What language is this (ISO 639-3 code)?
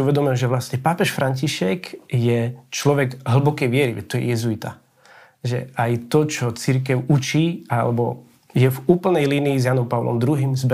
slk